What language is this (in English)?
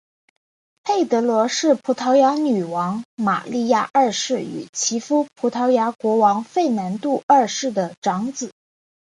Chinese